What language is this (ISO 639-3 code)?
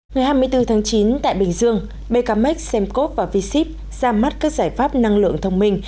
vie